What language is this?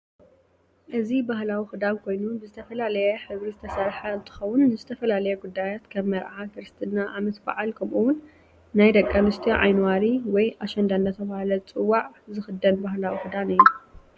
Tigrinya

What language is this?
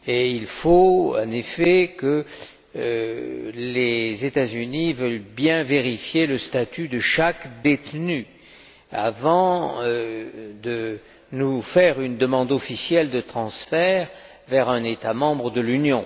French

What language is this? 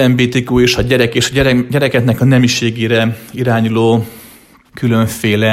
Hungarian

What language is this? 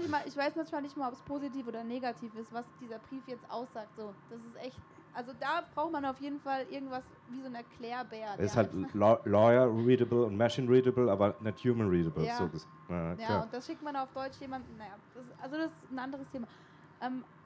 German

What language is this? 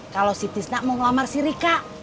Indonesian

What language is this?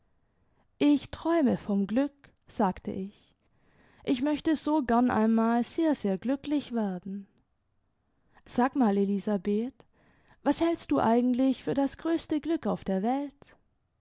German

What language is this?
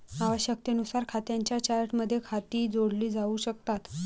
Marathi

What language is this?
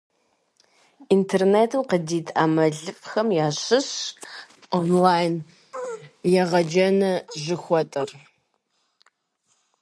Kabardian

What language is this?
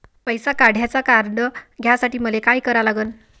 Marathi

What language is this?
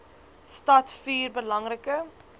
Afrikaans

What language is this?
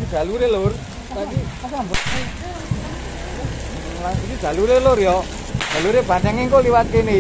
Indonesian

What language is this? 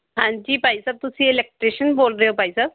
Punjabi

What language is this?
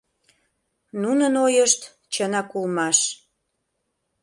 Mari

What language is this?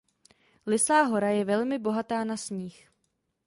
Czech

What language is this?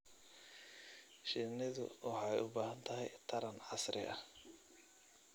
Somali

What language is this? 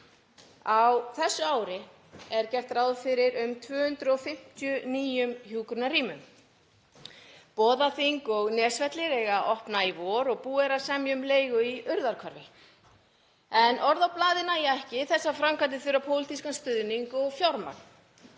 Icelandic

